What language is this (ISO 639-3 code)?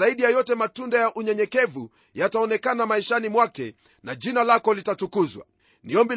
swa